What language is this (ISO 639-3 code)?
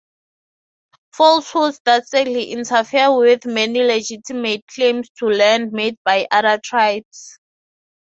eng